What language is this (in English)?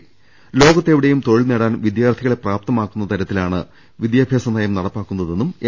Malayalam